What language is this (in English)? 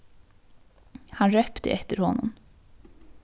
Faroese